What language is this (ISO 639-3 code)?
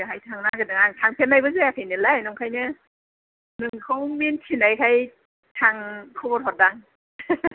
brx